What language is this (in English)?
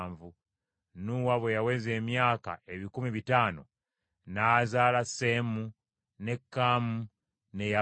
Ganda